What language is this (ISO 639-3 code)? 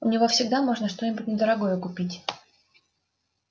rus